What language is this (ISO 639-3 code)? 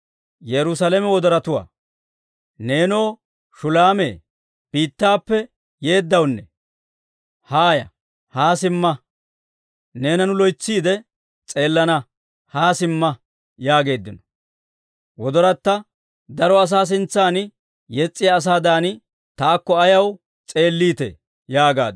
dwr